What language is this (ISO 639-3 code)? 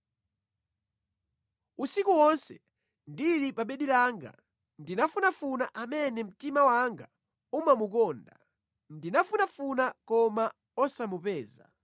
nya